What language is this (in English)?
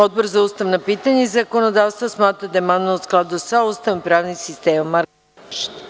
Serbian